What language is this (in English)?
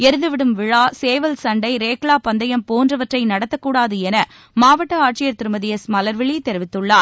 Tamil